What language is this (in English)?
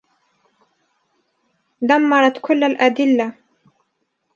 Arabic